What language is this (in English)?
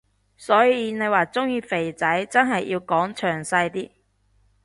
Cantonese